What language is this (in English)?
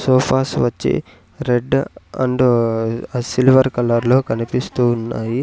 Telugu